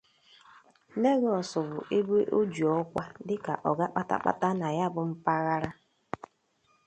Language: Igbo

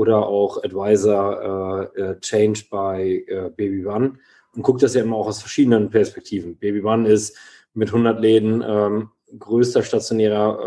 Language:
German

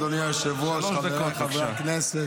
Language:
Hebrew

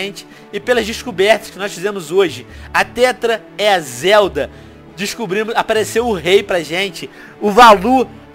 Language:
Portuguese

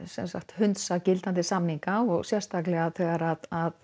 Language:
Icelandic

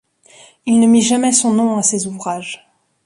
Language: French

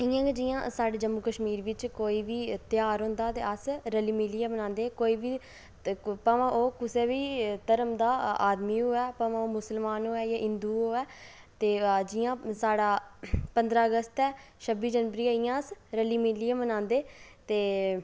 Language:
Dogri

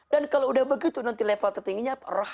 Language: Indonesian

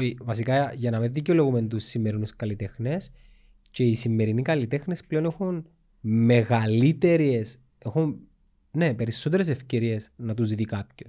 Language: Greek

